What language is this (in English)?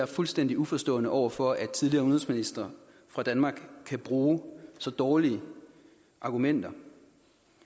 Danish